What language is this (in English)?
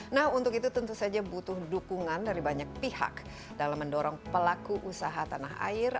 Indonesian